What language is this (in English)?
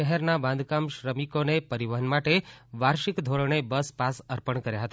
Gujarati